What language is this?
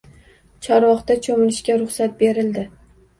Uzbek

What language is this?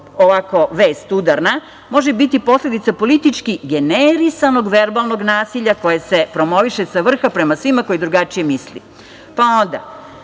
Serbian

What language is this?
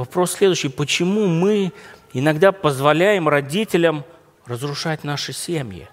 Russian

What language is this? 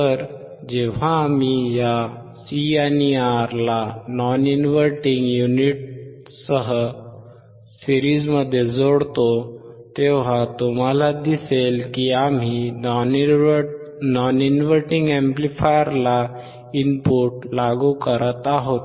Marathi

